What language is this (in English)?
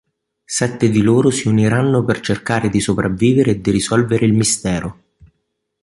Italian